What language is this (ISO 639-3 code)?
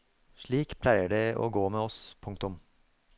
nor